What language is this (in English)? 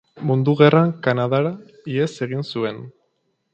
Basque